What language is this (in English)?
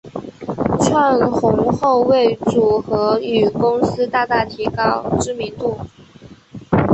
Chinese